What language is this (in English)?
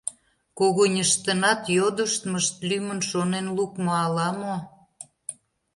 Mari